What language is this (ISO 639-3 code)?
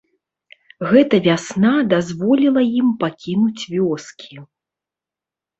bel